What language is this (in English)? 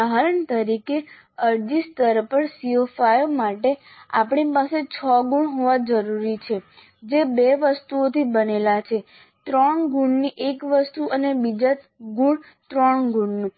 Gujarati